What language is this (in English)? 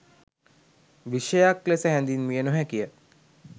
Sinhala